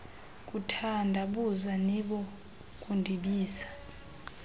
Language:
Xhosa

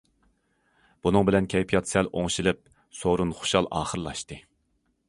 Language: Uyghur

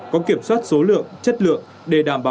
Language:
Vietnamese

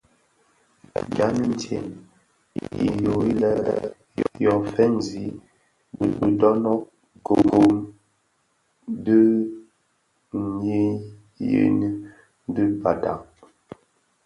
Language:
Bafia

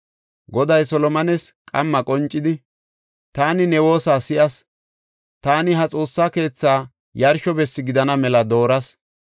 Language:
Gofa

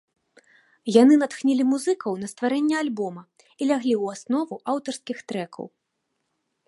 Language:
Belarusian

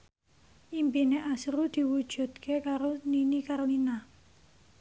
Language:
Javanese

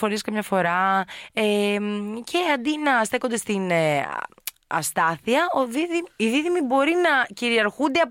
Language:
Greek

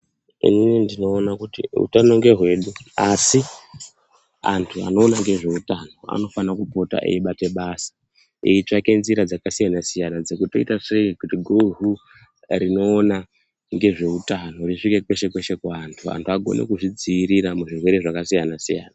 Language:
Ndau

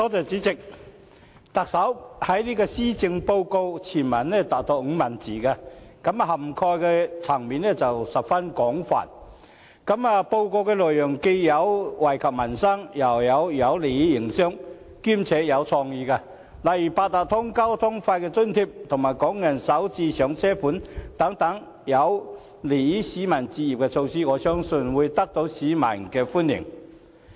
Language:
Cantonese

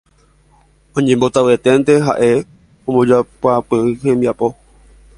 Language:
Guarani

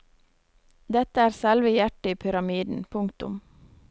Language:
Norwegian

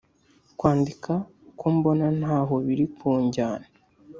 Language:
Kinyarwanda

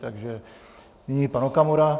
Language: Czech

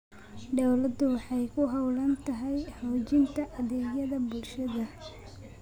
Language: Somali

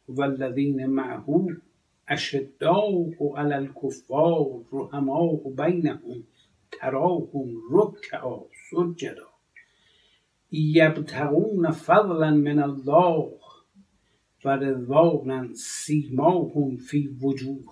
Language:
Persian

